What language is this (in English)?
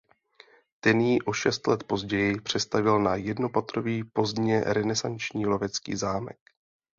Czech